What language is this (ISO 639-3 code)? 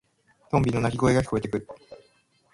jpn